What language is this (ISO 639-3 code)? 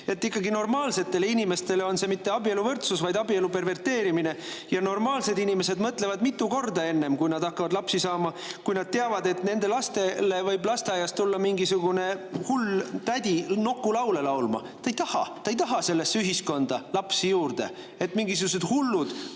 est